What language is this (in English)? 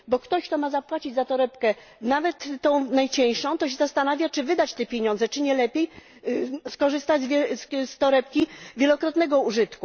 Polish